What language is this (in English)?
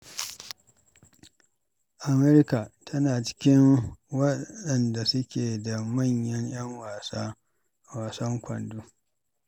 Hausa